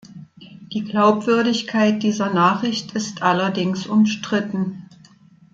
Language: German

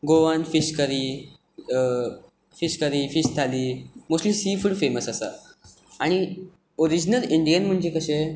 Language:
Konkani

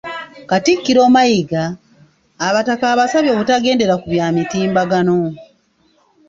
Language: Ganda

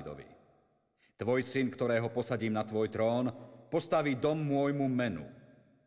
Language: Slovak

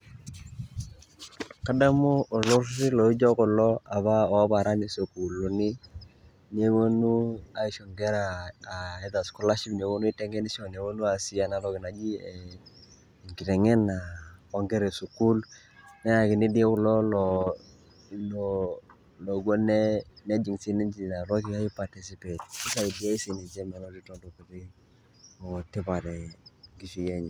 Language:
Masai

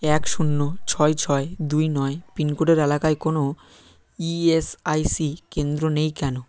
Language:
Bangla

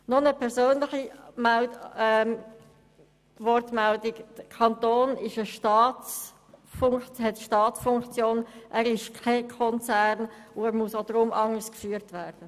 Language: Swiss German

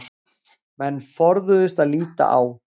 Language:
Icelandic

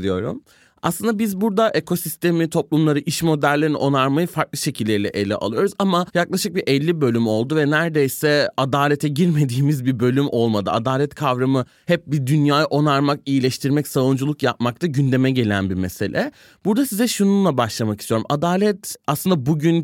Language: Turkish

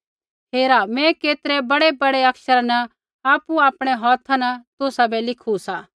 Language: Kullu Pahari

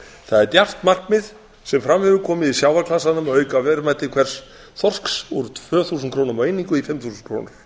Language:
Icelandic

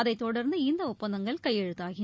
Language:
Tamil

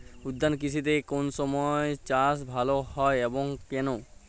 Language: Bangla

